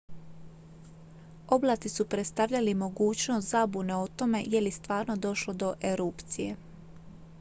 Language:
Croatian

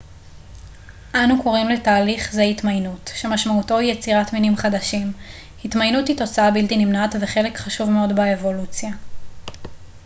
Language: Hebrew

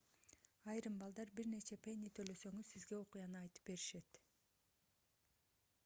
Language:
Kyrgyz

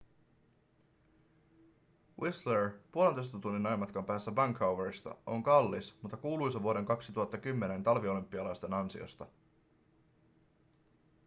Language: Finnish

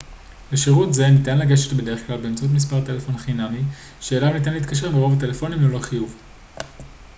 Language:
Hebrew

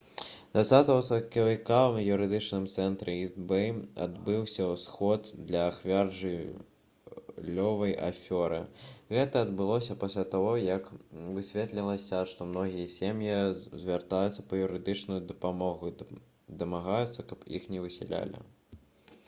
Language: Belarusian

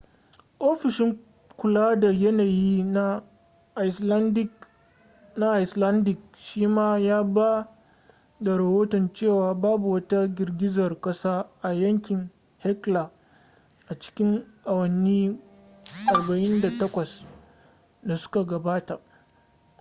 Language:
Hausa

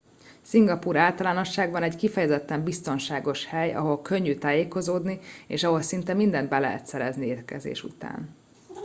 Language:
Hungarian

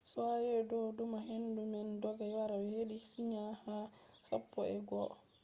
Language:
Fula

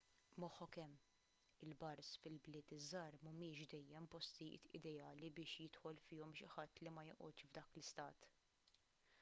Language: Maltese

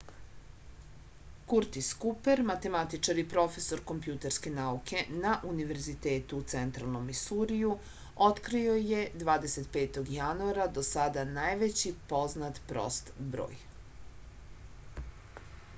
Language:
Serbian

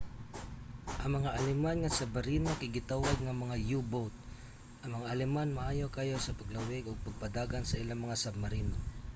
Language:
Cebuano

